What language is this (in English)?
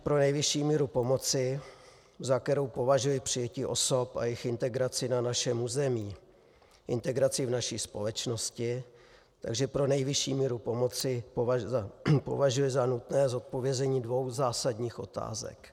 Czech